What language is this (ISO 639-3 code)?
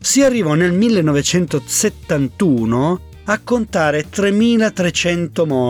ita